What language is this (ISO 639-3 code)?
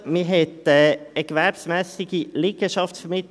gsw